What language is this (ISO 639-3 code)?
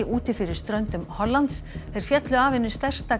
isl